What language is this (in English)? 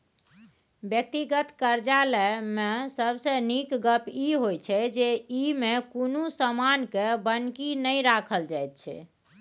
Maithili